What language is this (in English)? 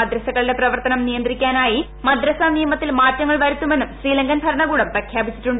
Malayalam